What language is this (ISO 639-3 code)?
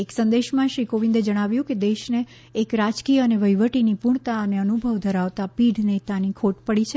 guj